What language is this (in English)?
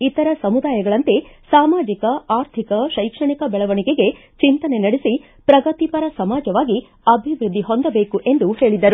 Kannada